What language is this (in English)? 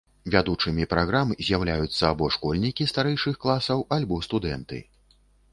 Belarusian